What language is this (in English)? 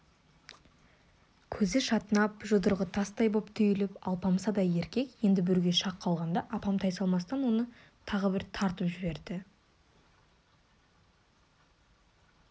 Kazakh